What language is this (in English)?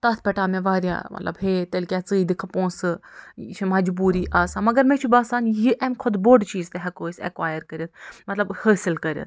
Kashmiri